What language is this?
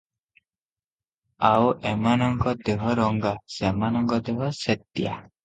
Odia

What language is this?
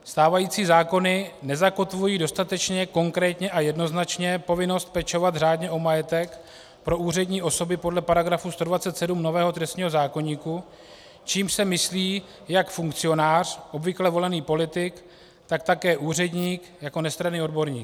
Czech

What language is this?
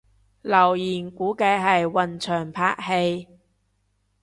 Cantonese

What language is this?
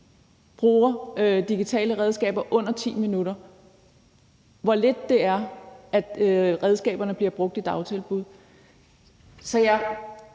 Danish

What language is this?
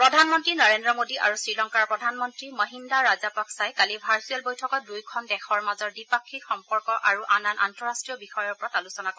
Assamese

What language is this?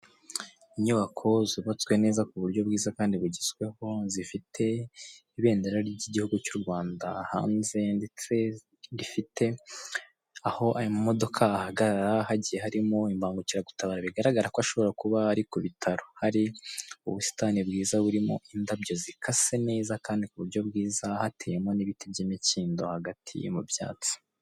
Kinyarwanda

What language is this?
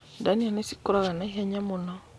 Kikuyu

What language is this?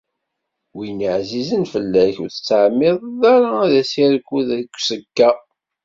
Kabyle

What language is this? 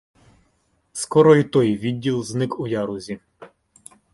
Ukrainian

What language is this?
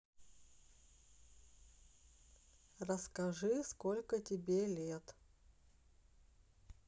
Russian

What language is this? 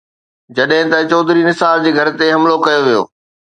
Sindhi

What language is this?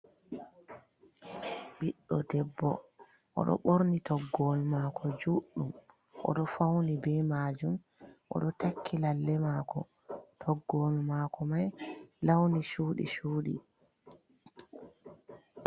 Fula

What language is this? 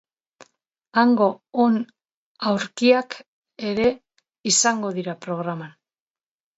Basque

